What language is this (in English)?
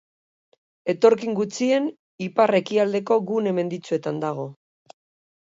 Basque